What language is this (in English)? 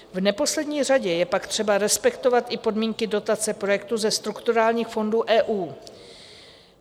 Czech